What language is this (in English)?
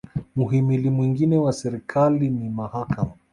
Swahili